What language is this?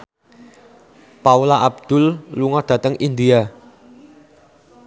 Javanese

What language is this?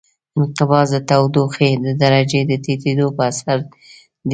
Pashto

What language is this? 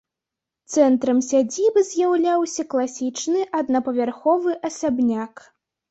Belarusian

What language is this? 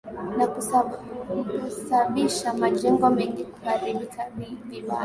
Swahili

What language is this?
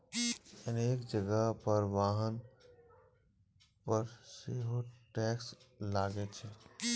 Maithili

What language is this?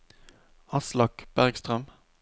Norwegian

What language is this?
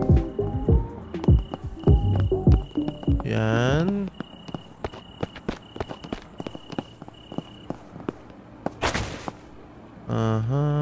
Filipino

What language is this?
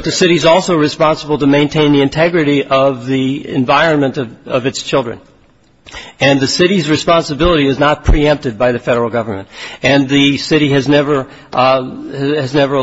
English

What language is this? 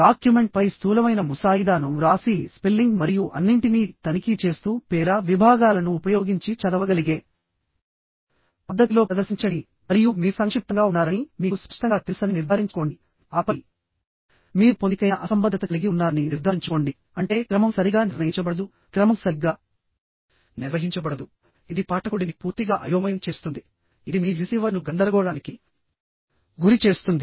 Telugu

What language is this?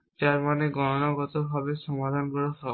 Bangla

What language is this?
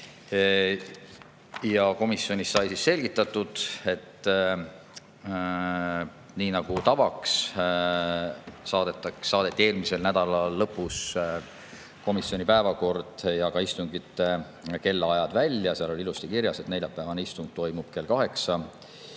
Estonian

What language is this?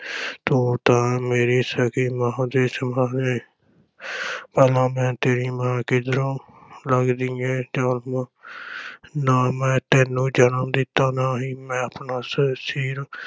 Punjabi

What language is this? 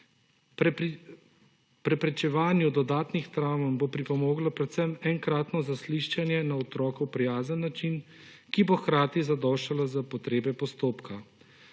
Slovenian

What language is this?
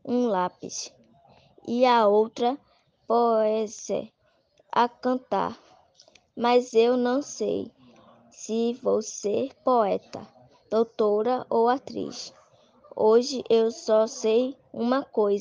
Portuguese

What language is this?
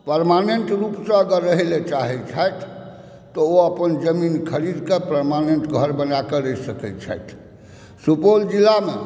Maithili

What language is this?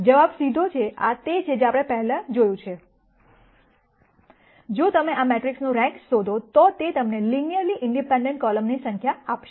Gujarati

